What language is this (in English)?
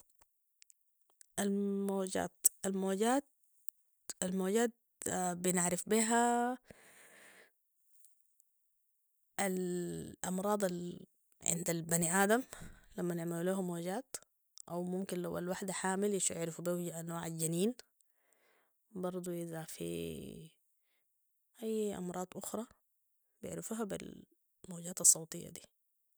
Sudanese Arabic